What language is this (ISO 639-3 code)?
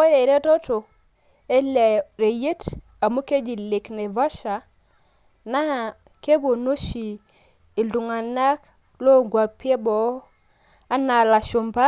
mas